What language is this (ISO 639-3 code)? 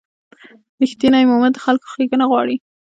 pus